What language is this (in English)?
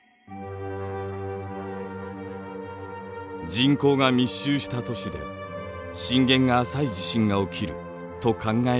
Japanese